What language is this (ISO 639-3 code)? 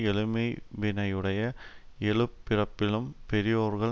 tam